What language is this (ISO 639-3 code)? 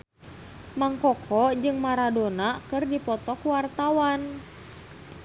sun